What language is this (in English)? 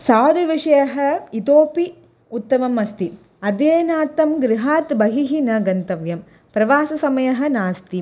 Sanskrit